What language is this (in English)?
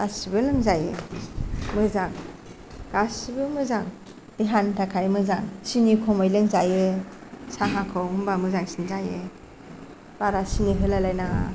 Bodo